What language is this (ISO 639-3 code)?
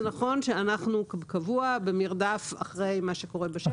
heb